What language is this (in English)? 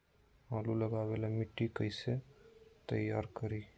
Magahi